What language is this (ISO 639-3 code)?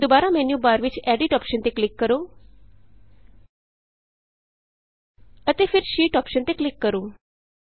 pan